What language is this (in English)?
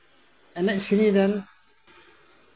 Santali